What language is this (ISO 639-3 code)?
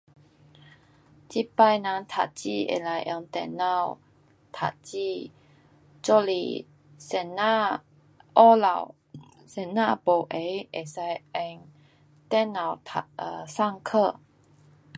cpx